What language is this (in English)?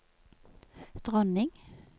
Norwegian